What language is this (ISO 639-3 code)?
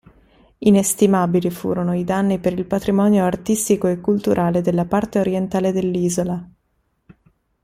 ita